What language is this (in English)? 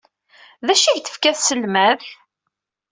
Kabyle